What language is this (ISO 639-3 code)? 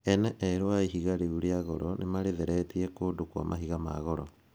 kik